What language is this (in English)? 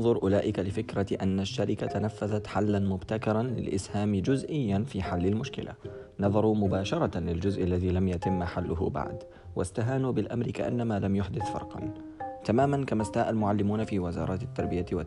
Arabic